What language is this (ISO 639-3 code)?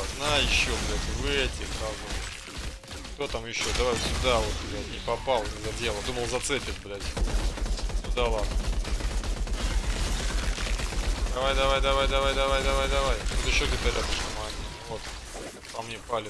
rus